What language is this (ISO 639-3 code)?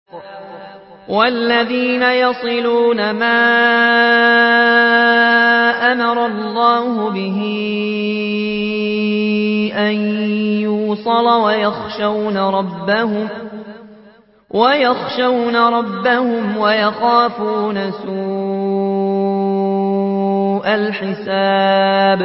ara